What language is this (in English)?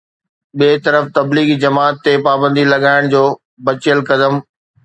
Sindhi